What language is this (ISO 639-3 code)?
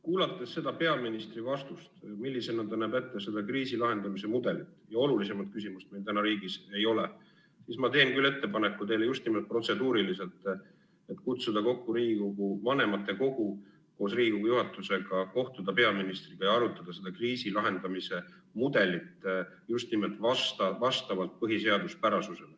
est